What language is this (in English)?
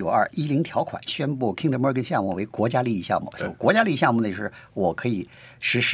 Chinese